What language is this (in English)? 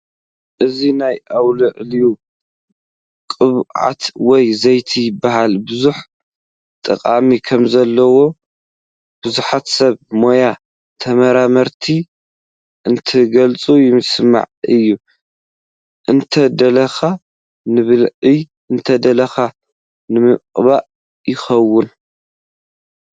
Tigrinya